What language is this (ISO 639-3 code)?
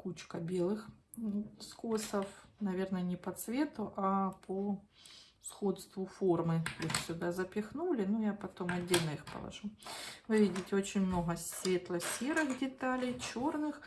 rus